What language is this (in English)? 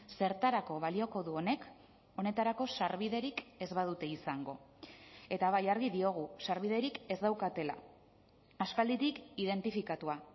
Basque